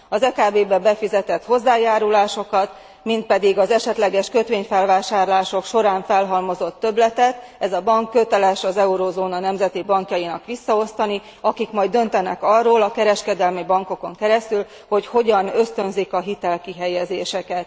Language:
Hungarian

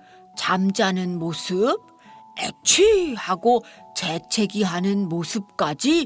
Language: Korean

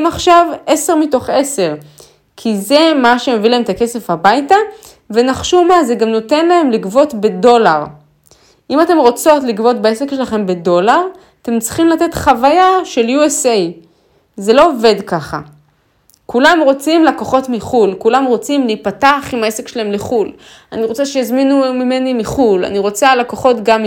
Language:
Hebrew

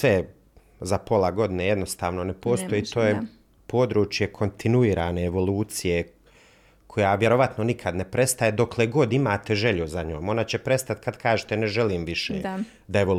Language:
Croatian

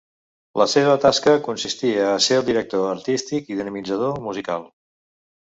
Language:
Catalan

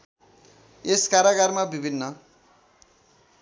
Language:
Nepali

